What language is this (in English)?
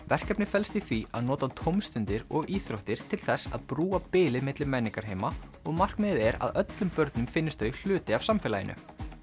Icelandic